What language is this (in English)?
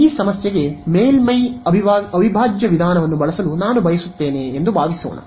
Kannada